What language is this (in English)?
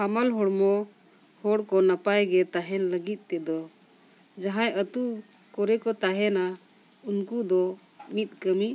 Santali